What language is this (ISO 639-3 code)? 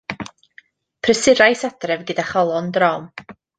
cym